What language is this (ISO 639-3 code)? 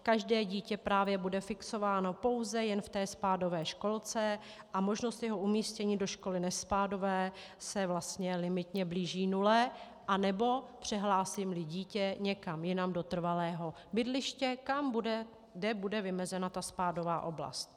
ces